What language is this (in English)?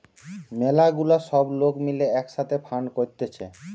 Bangla